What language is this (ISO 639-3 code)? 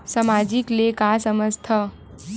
hne